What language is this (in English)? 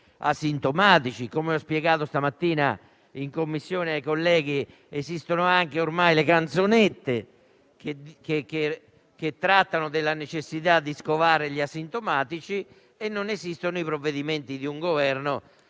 Italian